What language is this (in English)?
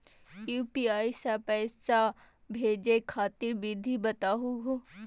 Magahi